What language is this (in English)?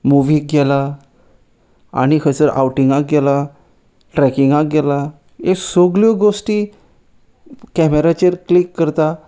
Konkani